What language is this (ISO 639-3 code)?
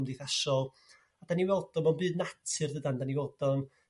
cym